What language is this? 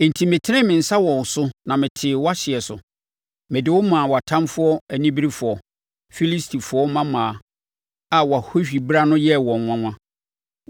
Akan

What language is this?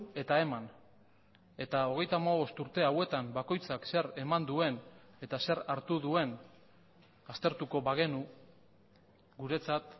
Basque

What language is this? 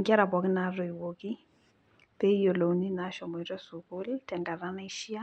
Masai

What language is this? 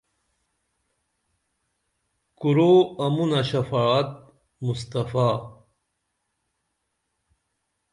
Dameli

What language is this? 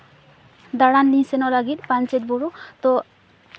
Santali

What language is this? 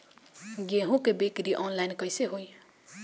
Bhojpuri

